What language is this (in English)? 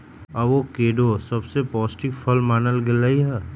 Magahi